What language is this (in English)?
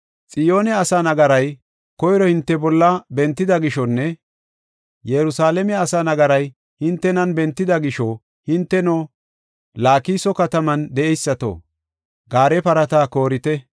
Gofa